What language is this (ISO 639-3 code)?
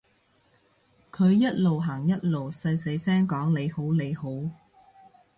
yue